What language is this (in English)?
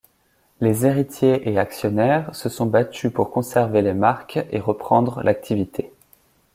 French